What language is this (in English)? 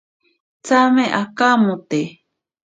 Ashéninka Perené